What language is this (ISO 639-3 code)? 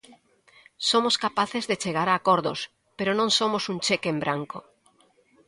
glg